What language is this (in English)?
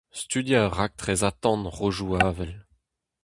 Breton